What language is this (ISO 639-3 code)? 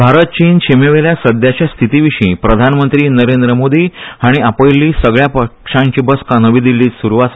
kok